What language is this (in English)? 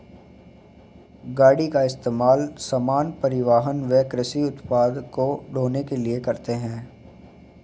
Hindi